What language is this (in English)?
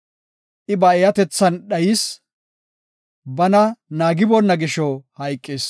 Gofa